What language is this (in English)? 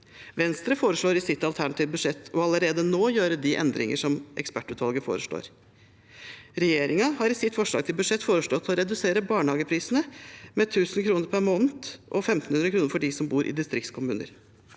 Norwegian